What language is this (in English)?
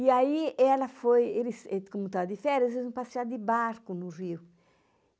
Portuguese